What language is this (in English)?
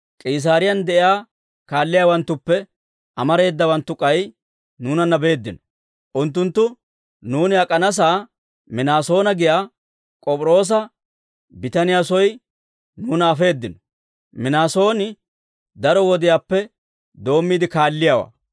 Dawro